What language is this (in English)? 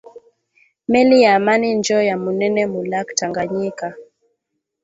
Swahili